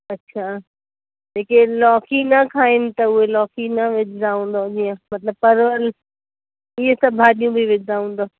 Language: Sindhi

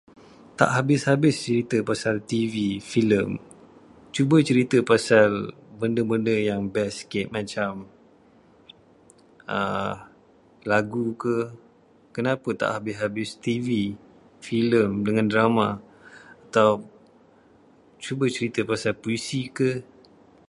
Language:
Malay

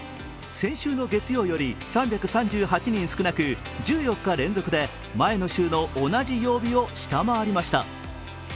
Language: Japanese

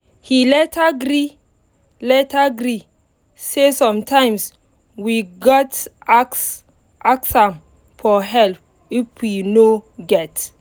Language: Nigerian Pidgin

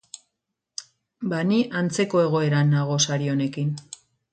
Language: Basque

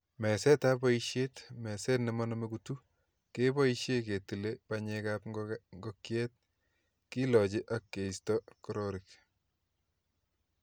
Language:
Kalenjin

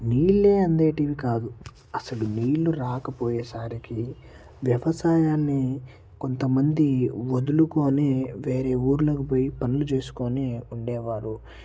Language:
Telugu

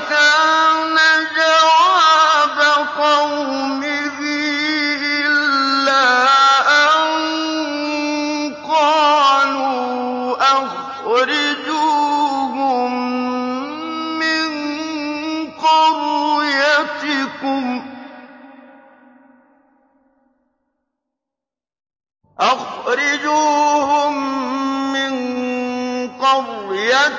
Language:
Arabic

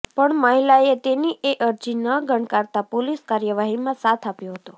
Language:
Gujarati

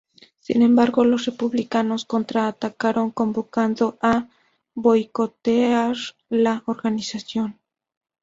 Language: Spanish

